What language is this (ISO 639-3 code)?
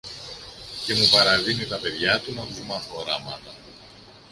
ell